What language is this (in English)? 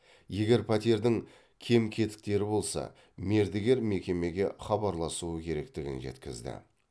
Kazakh